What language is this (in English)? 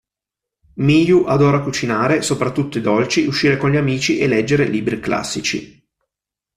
Italian